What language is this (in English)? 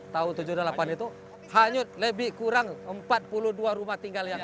Indonesian